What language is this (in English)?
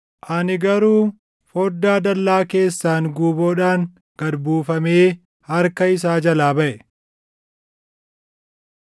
Oromo